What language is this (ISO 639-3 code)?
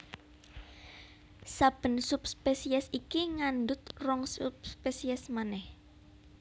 jav